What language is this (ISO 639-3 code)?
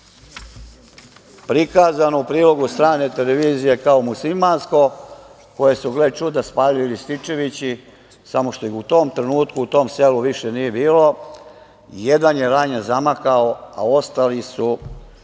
srp